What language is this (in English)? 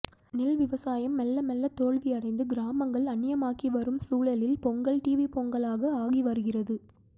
Tamil